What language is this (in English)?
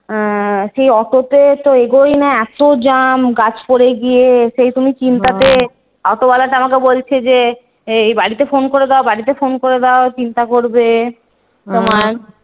Bangla